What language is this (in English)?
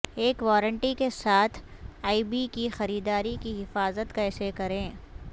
Urdu